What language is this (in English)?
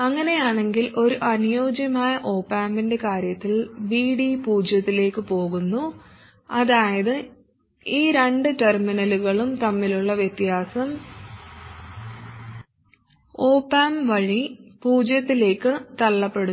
Malayalam